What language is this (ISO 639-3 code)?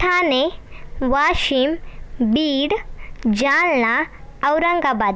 mar